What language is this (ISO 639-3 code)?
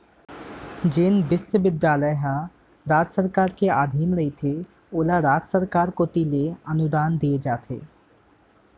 hne